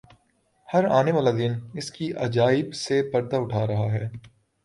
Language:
Urdu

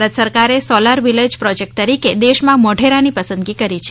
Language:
Gujarati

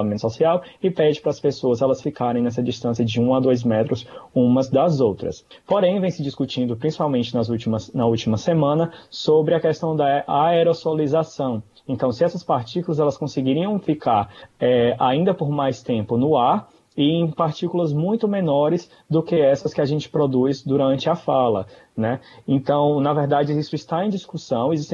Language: Portuguese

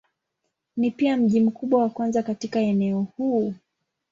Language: Swahili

